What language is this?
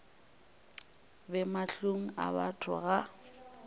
Northern Sotho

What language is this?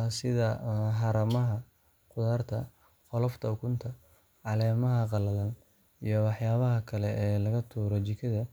Somali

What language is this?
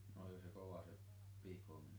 Finnish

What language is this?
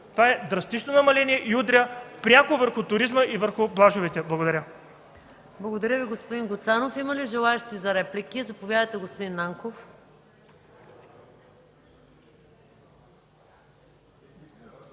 Bulgarian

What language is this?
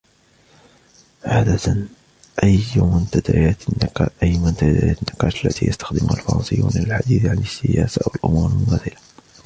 Arabic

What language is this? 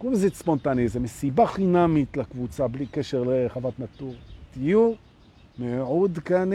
Hebrew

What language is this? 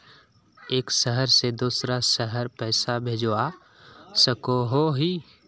Magahi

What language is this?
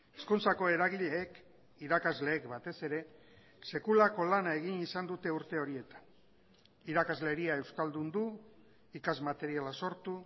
Basque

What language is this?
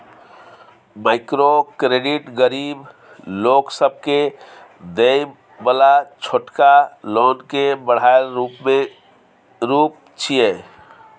Maithili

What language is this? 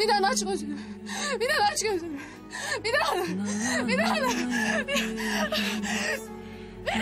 Turkish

